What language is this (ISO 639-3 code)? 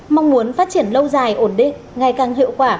vie